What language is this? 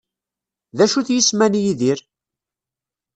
Kabyle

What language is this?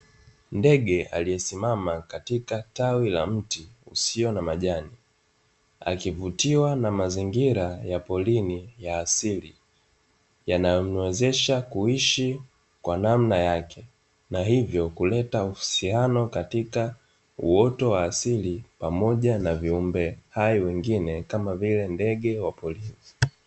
Swahili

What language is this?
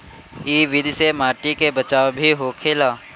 Bhojpuri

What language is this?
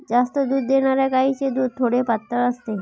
Marathi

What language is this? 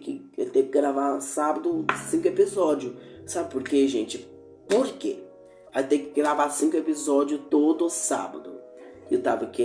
Portuguese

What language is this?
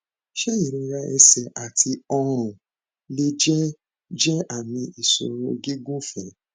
Yoruba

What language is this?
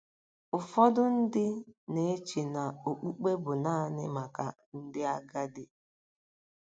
Igbo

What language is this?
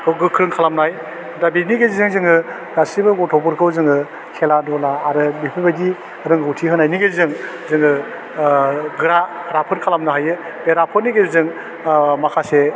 Bodo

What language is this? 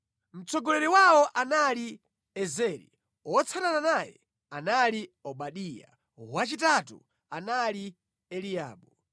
Nyanja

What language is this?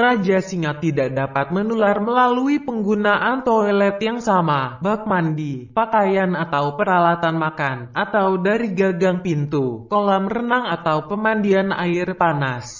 Indonesian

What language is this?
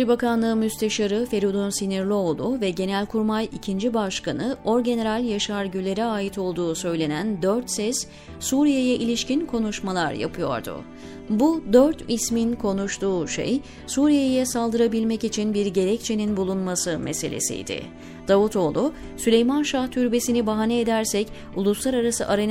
Turkish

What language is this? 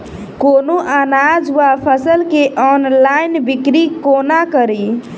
Maithili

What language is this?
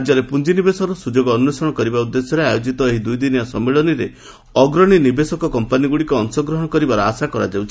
Odia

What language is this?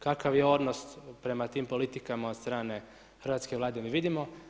Croatian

